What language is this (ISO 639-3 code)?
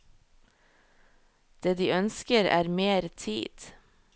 nor